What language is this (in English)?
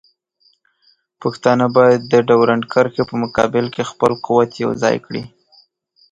Pashto